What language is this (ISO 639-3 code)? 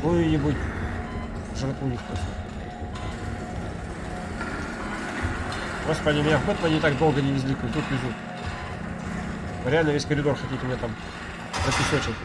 rus